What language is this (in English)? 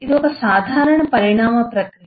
Telugu